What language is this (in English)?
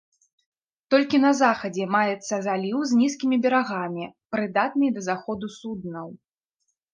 Belarusian